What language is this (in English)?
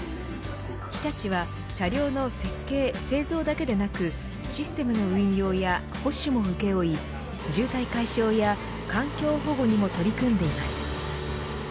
Japanese